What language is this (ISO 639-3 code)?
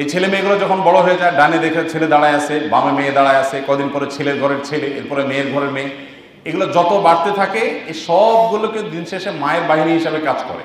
ben